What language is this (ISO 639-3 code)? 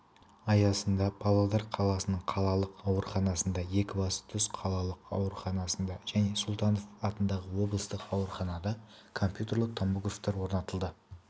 kaz